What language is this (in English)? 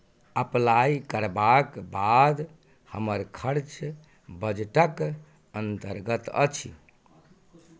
Maithili